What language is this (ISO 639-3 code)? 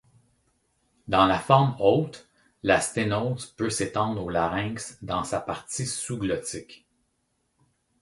fra